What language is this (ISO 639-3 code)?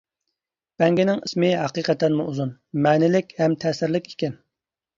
uig